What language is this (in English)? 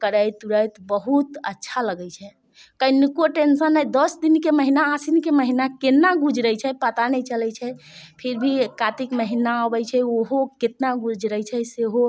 Maithili